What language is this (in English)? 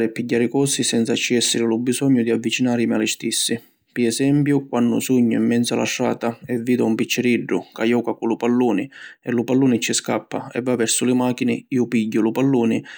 Sicilian